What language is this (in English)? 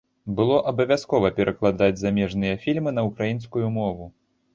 Belarusian